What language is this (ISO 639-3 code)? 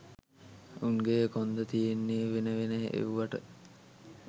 sin